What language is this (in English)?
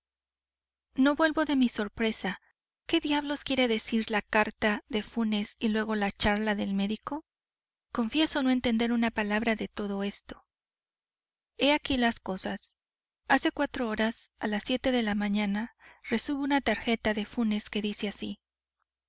Spanish